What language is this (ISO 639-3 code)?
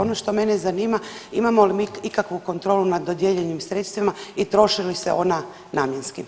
hrv